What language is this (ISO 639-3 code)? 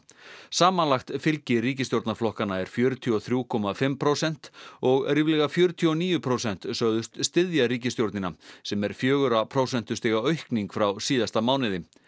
isl